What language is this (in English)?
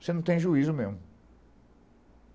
Portuguese